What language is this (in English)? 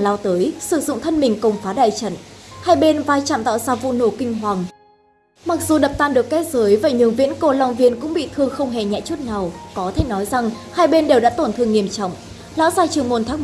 Vietnamese